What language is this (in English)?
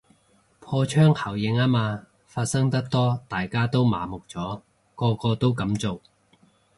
Cantonese